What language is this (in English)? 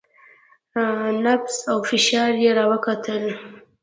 Pashto